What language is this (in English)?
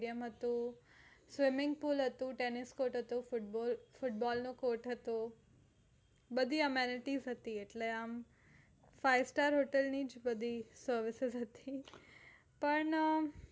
Gujarati